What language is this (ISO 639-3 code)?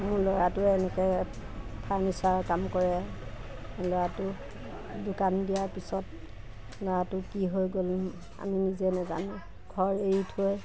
asm